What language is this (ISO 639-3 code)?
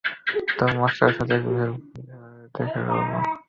ben